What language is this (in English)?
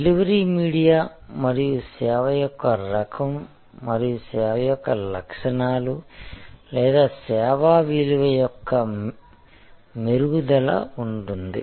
Telugu